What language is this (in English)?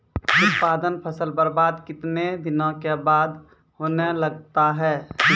Maithili